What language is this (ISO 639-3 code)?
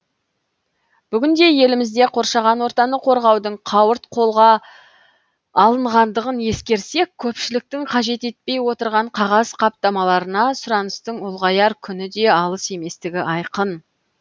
kaz